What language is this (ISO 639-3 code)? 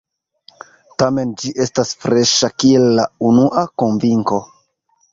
epo